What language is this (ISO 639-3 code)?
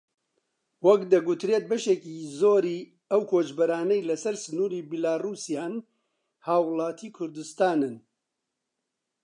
ckb